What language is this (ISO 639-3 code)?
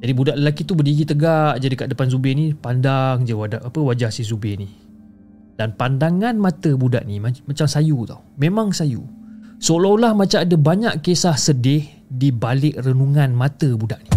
msa